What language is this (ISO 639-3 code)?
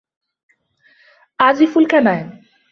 ara